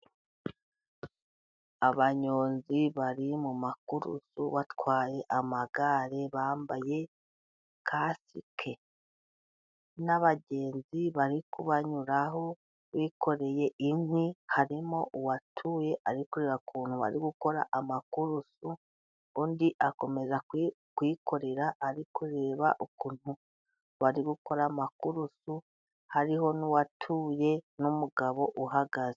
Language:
Kinyarwanda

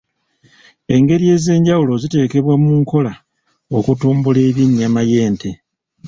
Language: Ganda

